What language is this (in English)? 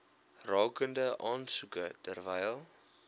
Afrikaans